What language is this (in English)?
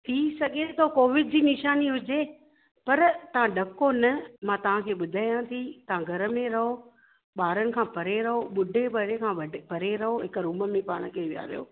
Sindhi